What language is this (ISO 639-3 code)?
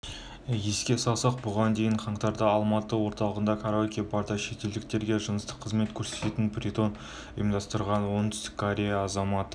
kaz